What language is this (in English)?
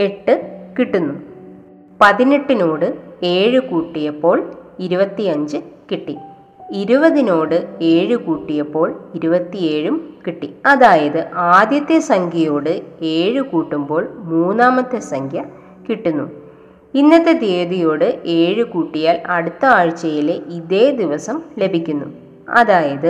Malayalam